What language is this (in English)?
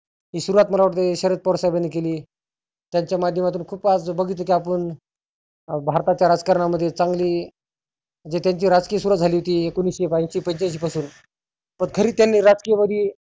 Marathi